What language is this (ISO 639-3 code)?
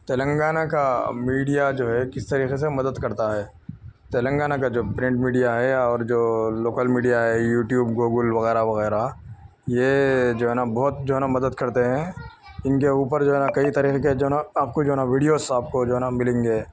urd